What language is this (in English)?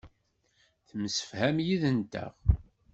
Kabyle